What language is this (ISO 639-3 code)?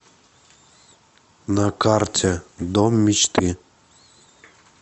rus